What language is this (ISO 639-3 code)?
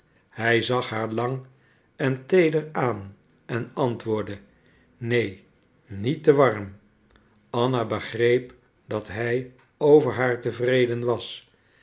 nld